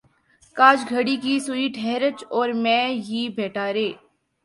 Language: Urdu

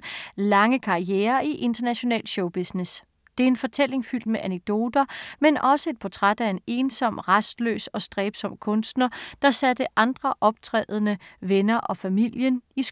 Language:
Danish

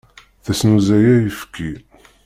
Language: Kabyle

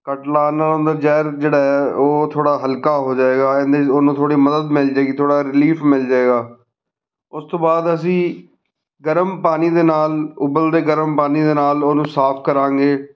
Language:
Punjabi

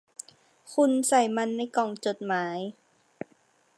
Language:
Thai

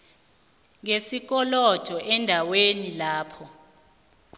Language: South Ndebele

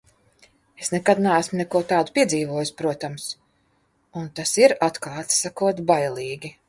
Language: Latvian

